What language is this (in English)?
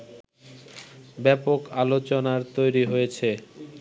Bangla